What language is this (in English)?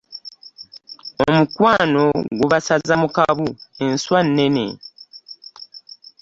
Ganda